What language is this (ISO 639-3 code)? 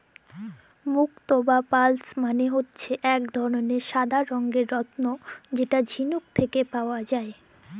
ben